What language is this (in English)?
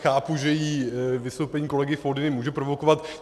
Czech